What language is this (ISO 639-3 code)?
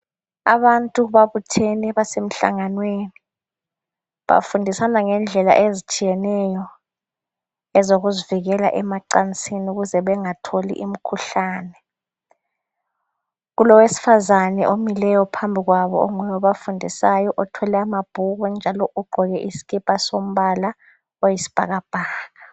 nde